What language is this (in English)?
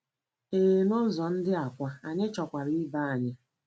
Igbo